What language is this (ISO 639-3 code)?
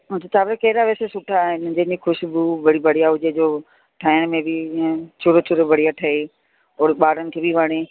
snd